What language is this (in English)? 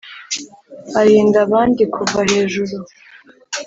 Kinyarwanda